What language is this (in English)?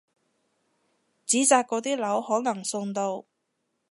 Cantonese